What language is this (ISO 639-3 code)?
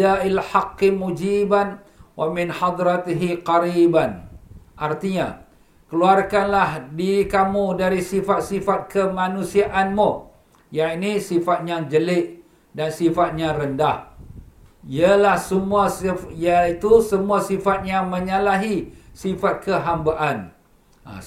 msa